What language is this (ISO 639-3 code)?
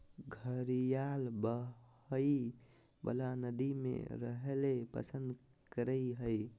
mag